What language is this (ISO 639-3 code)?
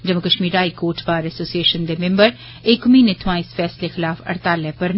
doi